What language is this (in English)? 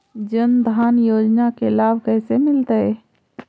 Magahi